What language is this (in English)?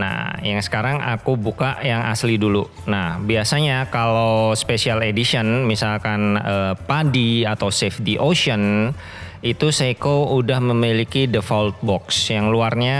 Indonesian